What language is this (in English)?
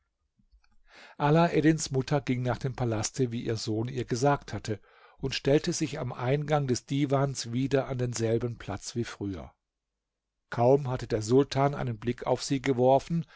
German